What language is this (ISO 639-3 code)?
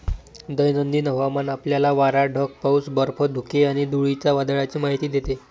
mar